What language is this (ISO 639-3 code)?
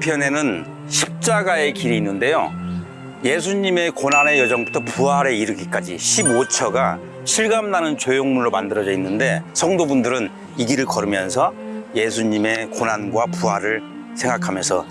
kor